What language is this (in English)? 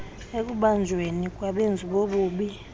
Xhosa